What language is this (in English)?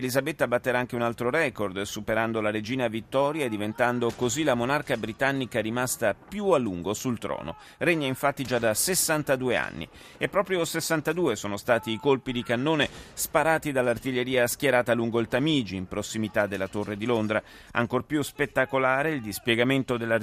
Italian